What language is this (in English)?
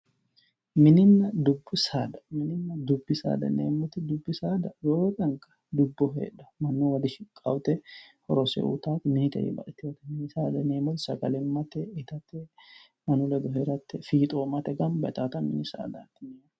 Sidamo